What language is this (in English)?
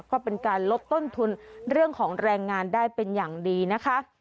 Thai